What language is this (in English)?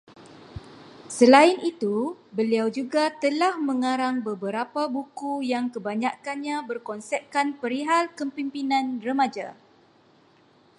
Malay